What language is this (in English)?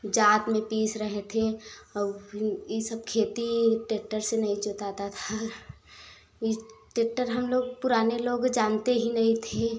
Hindi